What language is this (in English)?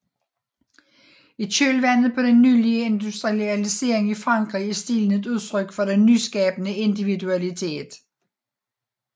Danish